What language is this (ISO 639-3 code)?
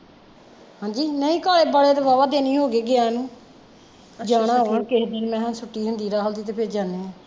pan